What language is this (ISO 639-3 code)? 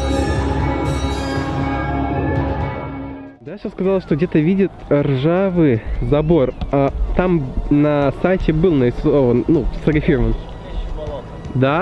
rus